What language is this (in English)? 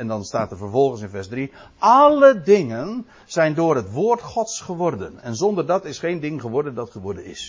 Dutch